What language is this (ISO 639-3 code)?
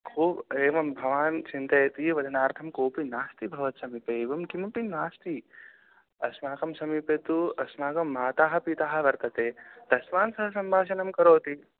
san